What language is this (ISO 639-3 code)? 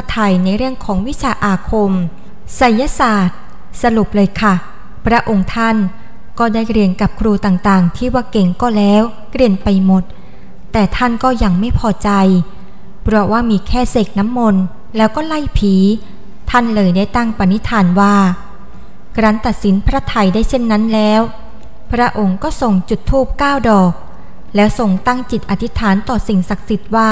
tha